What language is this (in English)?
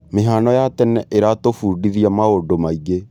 Kikuyu